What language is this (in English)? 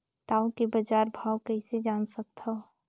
Chhattisgarhi